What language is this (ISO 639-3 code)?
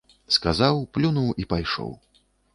bel